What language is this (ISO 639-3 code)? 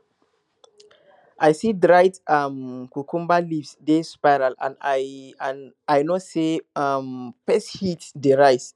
pcm